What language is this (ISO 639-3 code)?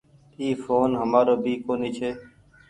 gig